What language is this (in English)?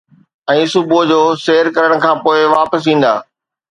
Sindhi